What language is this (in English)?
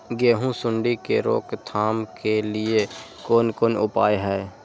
Maithili